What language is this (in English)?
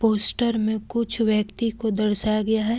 Hindi